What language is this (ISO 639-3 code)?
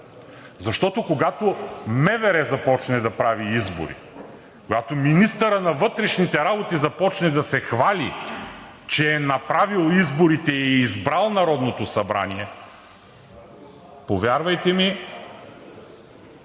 bul